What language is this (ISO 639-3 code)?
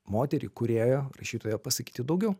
lit